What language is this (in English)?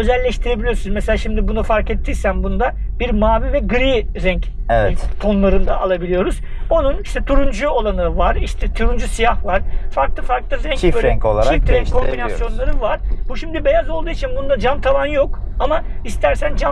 Turkish